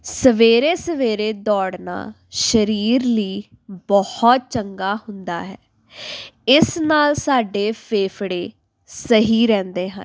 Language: Punjabi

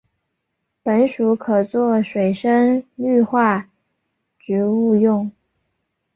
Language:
Chinese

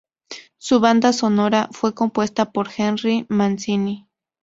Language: Spanish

